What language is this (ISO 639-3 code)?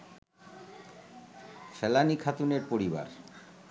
ben